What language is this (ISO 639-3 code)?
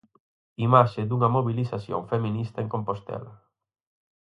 glg